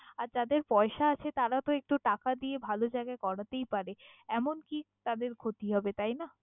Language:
Bangla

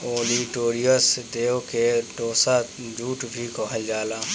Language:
Bhojpuri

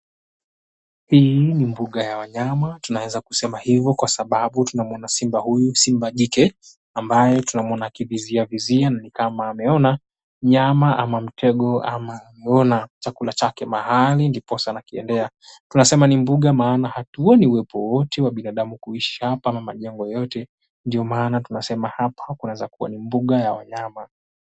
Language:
Swahili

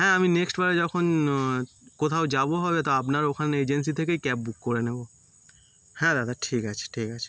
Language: Bangla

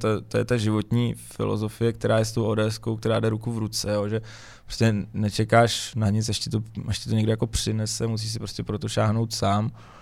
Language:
Czech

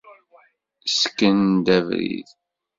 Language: Kabyle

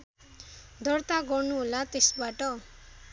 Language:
Nepali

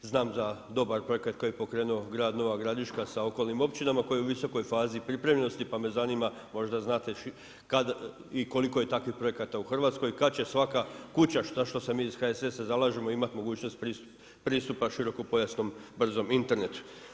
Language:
Croatian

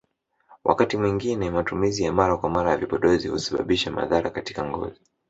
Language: Swahili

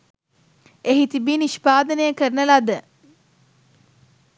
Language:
Sinhala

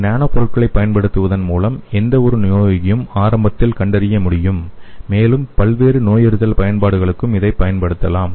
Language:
Tamil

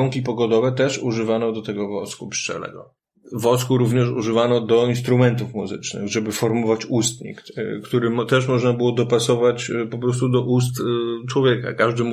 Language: Polish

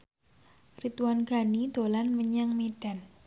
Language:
Javanese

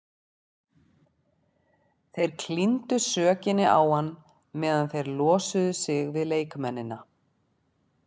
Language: Icelandic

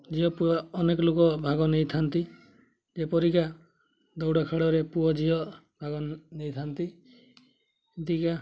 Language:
Odia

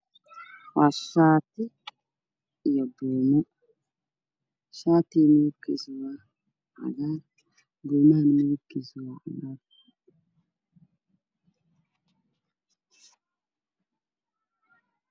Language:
Somali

